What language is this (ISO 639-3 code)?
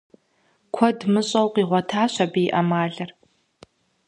kbd